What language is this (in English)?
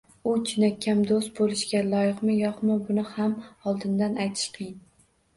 Uzbek